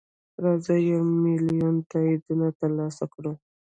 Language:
Pashto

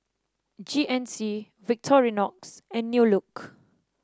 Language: English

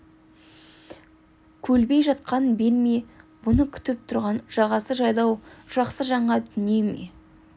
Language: Kazakh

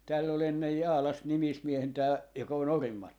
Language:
Finnish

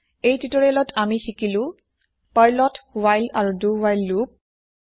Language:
Assamese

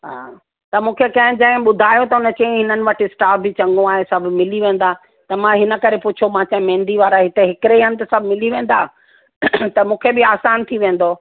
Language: Sindhi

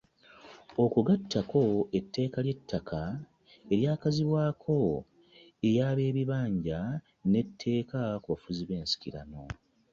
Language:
Ganda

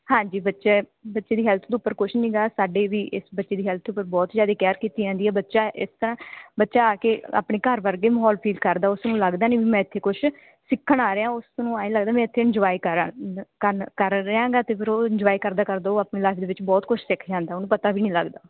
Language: Punjabi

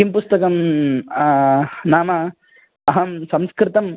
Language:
Sanskrit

